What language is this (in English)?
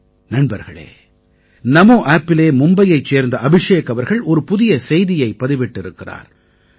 Tamil